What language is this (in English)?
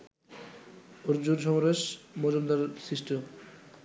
Bangla